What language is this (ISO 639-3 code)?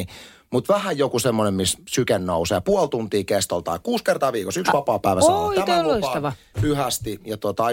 fin